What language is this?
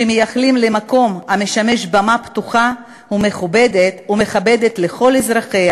Hebrew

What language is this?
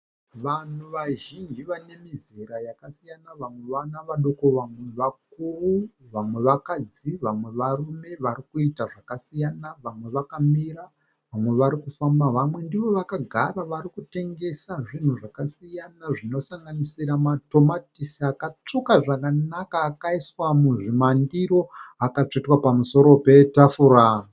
Shona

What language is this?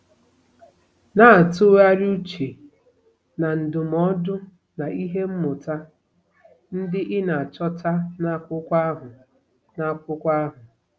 Igbo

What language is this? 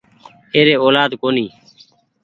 Goaria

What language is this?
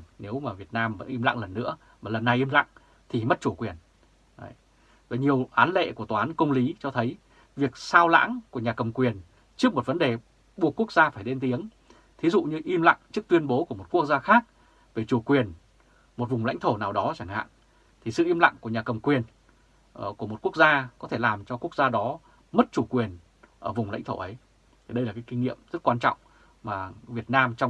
Vietnamese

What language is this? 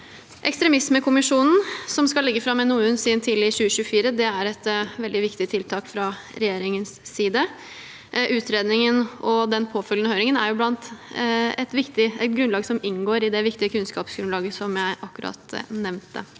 Norwegian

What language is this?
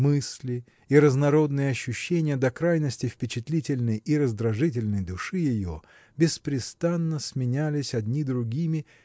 Russian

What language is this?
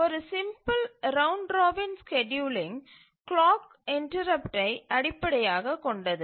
Tamil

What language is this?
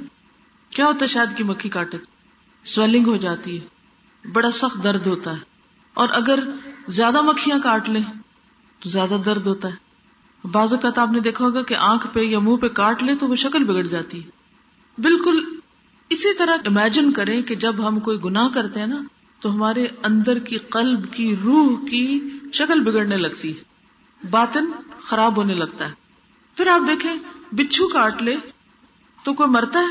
Urdu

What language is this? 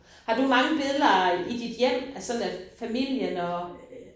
Danish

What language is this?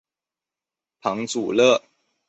Chinese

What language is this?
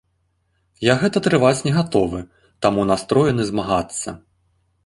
Belarusian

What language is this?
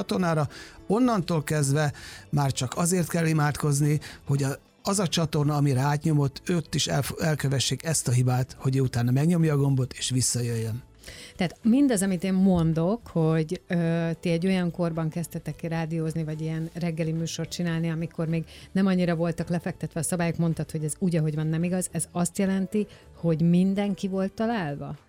Hungarian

